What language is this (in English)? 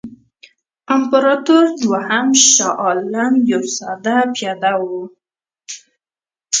Pashto